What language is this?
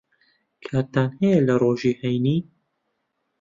Central Kurdish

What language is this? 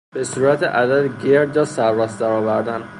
Persian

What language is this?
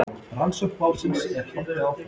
Icelandic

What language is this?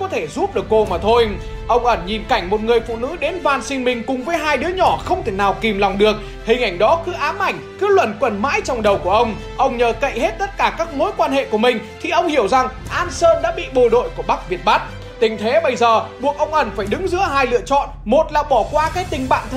Vietnamese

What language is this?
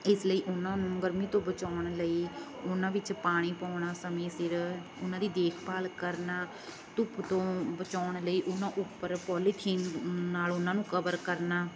Punjabi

